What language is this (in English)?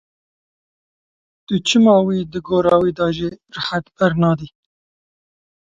Kurdish